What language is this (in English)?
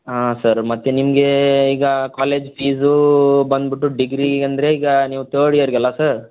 Kannada